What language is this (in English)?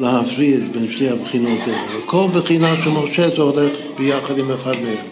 Hebrew